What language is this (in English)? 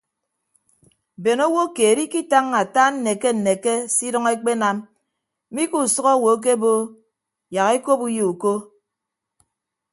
Ibibio